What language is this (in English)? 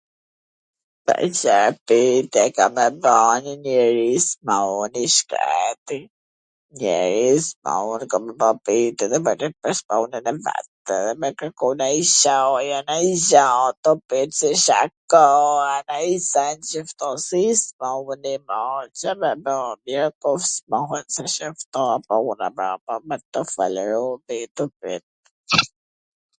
Gheg Albanian